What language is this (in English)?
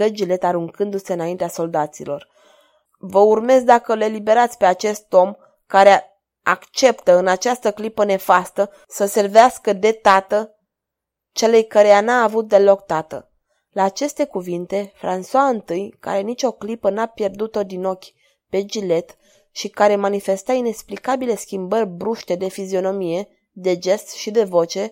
Romanian